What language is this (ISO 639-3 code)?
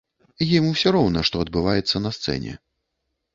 bel